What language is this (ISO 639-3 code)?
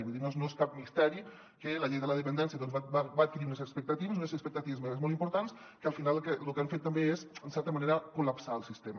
cat